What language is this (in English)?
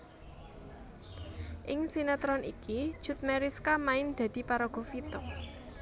Javanese